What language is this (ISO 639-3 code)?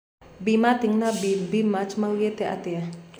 kik